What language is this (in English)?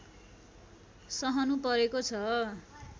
Nepali